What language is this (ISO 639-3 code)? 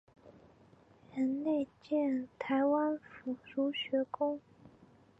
zho